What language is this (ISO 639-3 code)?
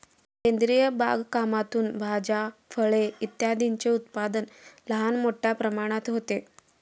mar